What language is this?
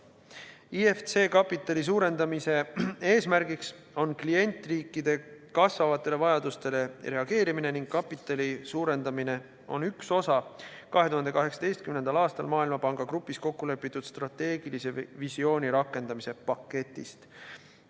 Estonian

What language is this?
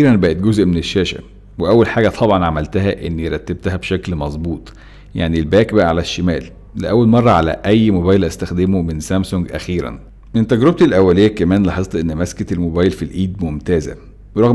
Arabic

